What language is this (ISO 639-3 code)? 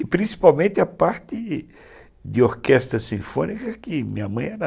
por